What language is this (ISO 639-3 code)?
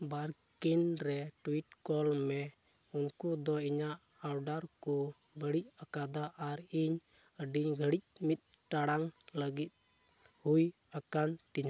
sat